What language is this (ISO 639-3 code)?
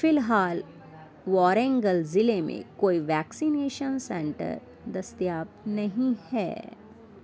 urd